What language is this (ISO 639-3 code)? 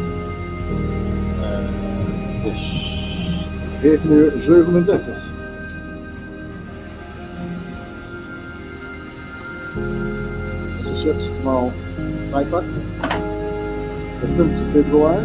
nld